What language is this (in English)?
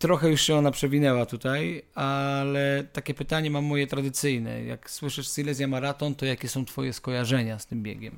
Polish